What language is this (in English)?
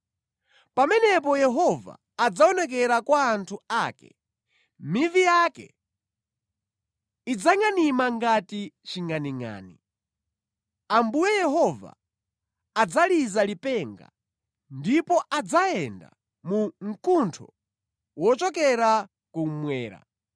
Nyanja